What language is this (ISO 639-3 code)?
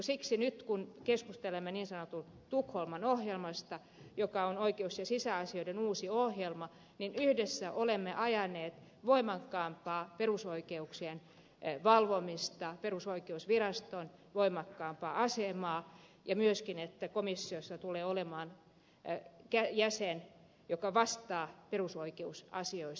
fin